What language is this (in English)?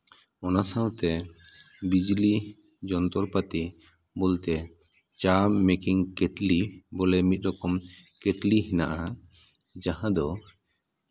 Santali